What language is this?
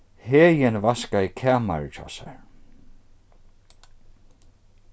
Faroese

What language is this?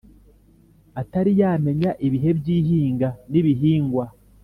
Kinyarwanda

